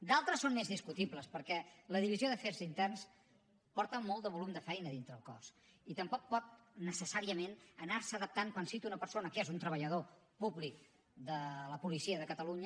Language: Catalan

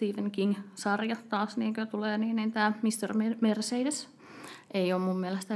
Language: Finnish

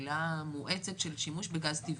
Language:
Hebrew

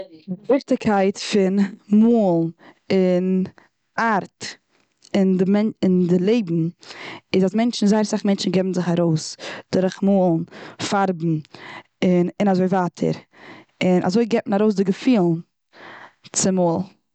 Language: Yiddish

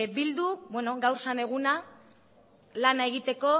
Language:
Basque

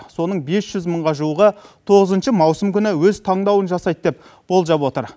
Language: Kazakh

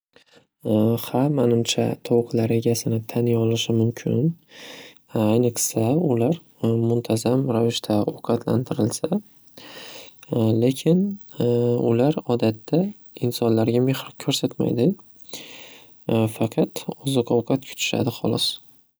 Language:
Uzbek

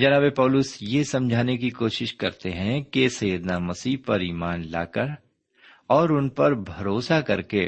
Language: Urdu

